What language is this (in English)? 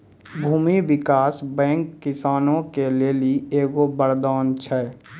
Maithili